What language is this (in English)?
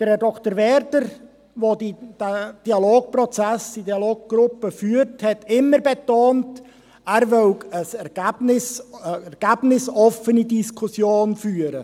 Swiss German